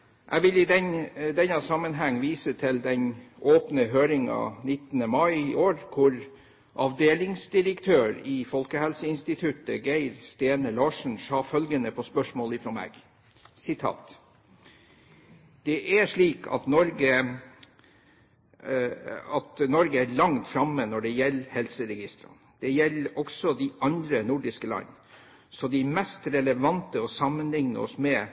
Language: Norwegian Bokmål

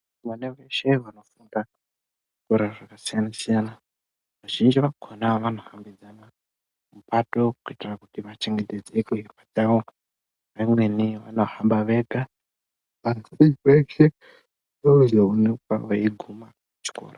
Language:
Ndau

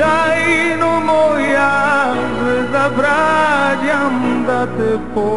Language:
Romanian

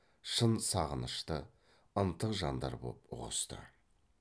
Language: Kazakh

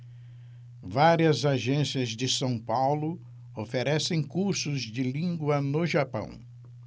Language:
Portuguese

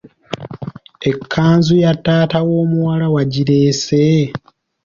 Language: Ganda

